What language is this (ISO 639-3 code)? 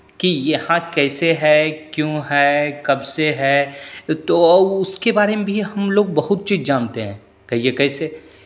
hin